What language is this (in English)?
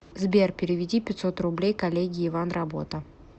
Russian